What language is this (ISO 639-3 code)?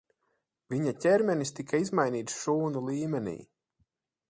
lav